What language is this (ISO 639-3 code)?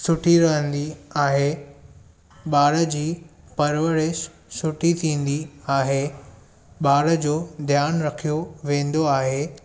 snd